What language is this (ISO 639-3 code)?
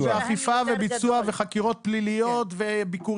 heb